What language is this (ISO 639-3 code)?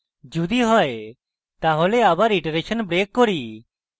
ben